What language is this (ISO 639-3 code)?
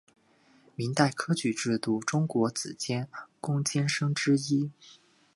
zho